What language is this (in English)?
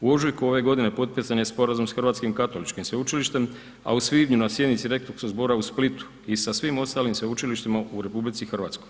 Croatian